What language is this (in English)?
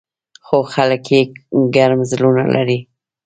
Pashto